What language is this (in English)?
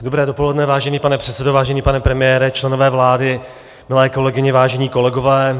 Czech